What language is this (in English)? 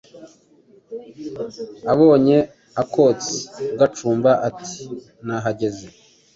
Kinyarwanda